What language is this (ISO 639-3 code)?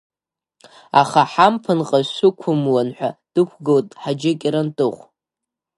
abk